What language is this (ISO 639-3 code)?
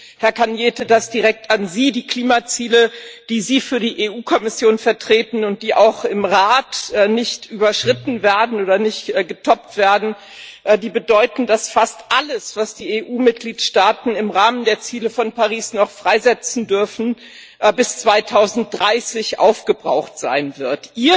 deu